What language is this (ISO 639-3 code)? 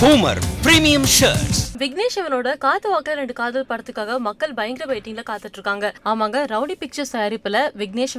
tam